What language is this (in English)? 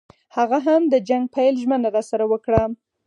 Pashto